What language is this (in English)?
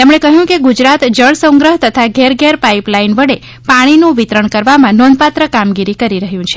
Gujarati